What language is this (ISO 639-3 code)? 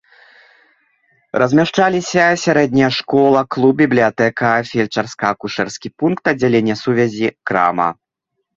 bel